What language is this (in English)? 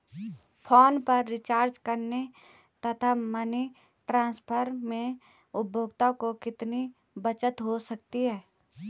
Hindi